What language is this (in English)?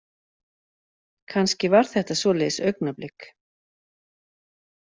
Icelandic